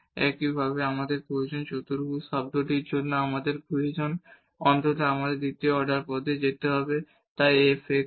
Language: Bangla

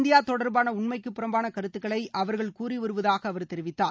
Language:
Tamil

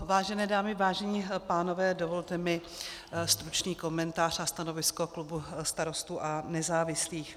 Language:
Czech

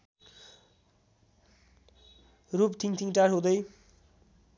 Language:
Nepali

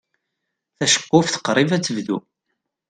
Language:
Kabyle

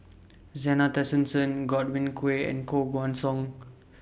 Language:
English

